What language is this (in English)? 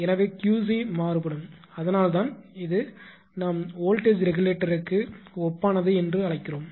Tamil